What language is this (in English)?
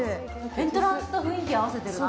Japanese